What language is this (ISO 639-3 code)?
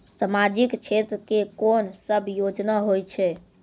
mai